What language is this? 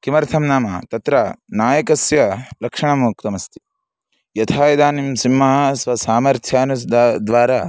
Sanskrit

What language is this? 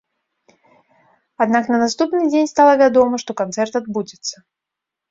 Belarusian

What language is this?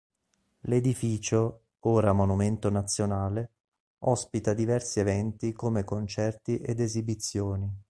Italian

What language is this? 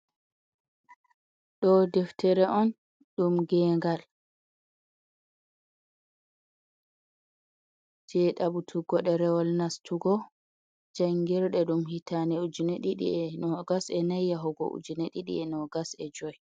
Fula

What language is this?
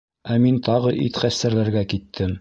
Bashkir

